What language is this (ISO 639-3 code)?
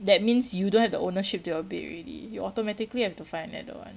eng